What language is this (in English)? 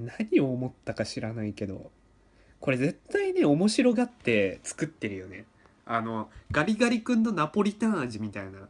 Japanese